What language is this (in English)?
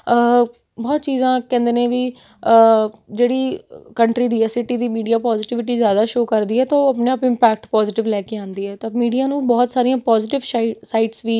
Punjabi